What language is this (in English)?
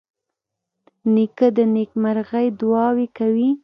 Pashto